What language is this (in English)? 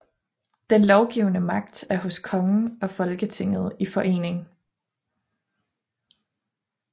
Danish